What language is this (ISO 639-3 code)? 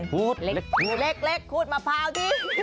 tha